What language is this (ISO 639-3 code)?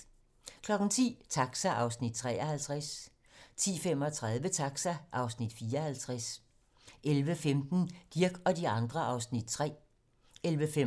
dan